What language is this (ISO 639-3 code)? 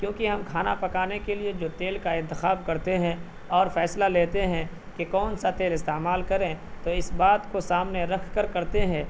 urd